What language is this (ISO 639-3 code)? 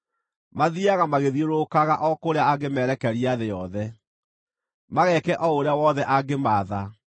kik